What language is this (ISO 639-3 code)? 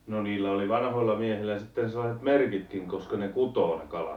fin